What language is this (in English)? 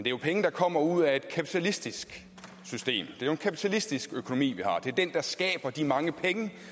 Danish